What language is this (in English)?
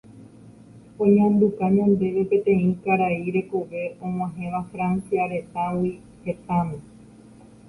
Guarani